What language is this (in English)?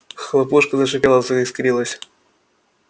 Russian